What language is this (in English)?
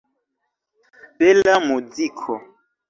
Esperanto